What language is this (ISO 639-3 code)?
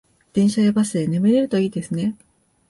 jpn